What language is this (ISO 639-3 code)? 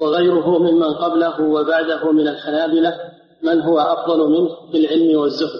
ara